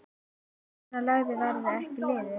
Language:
Icelandic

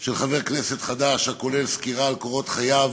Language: Hebrew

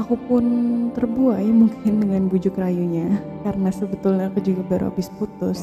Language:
Indonesian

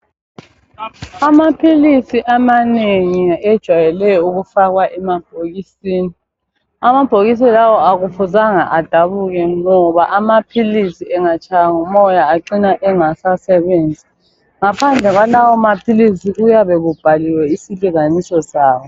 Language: North Ndebele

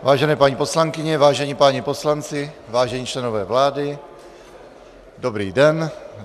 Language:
Czech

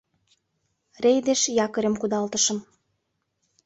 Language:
Mari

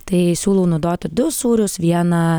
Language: Lithuanian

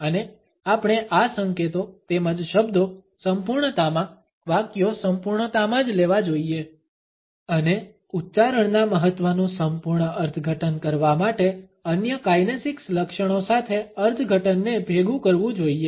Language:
Gujarati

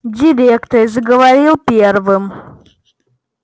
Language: Russian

